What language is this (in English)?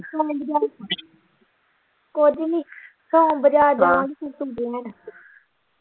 Punjabi